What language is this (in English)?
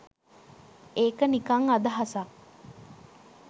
Sinhala